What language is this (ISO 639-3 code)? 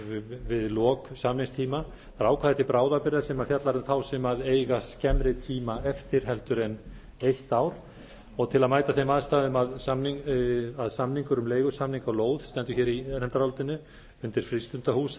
isl